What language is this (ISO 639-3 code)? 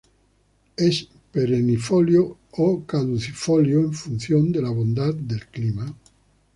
spa